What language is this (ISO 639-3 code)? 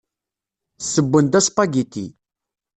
kab